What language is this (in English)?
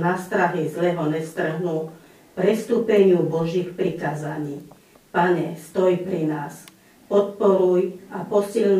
Slovak